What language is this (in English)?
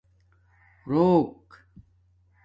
Domaaki